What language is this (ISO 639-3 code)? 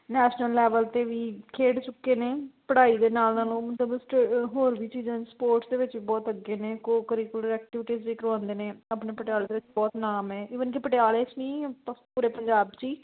pan